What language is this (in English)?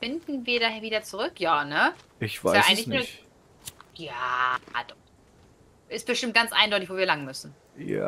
German